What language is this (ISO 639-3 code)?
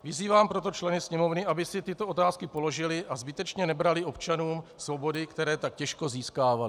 ces